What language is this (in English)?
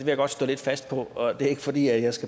Danish